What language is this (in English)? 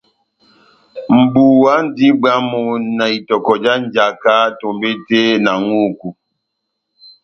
Batanga